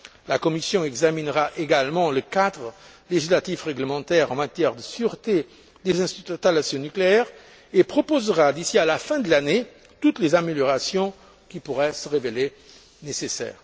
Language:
French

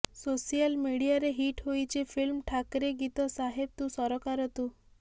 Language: Odia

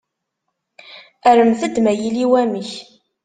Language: Kabyle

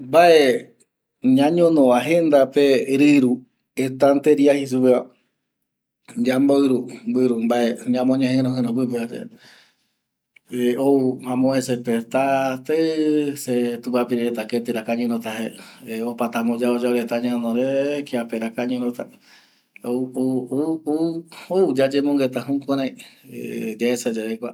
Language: Eastern Bolivian Guaraní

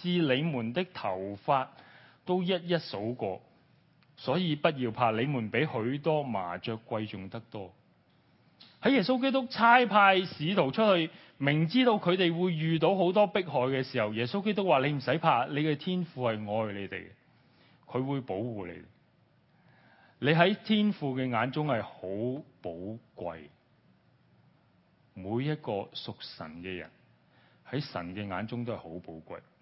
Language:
Chinese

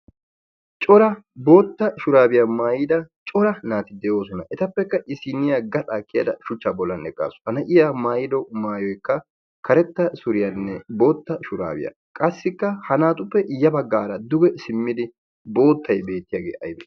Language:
Wolaytta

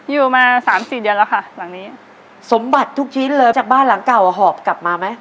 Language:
Thai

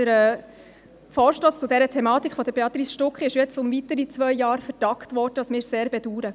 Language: Swiss German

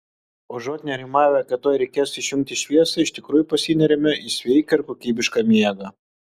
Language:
Lithuanian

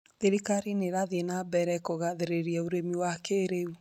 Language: Kikuyu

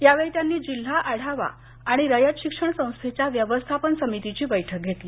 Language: Marathi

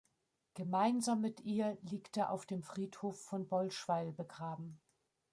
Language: German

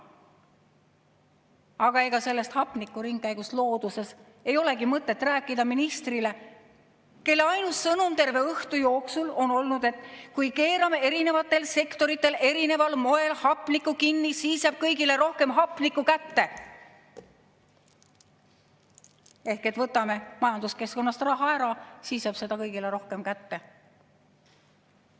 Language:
Estonian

